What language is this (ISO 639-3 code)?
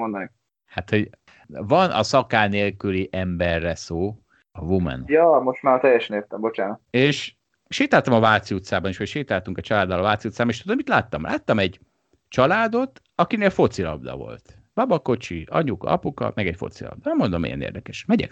hun